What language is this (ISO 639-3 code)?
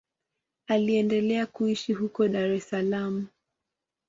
swa